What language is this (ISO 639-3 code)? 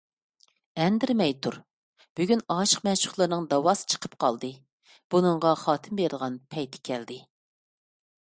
uig